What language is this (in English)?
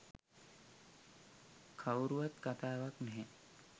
Sinhala